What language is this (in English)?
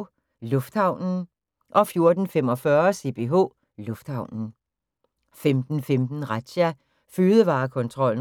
Danish